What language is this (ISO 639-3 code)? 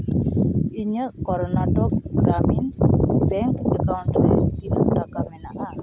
sat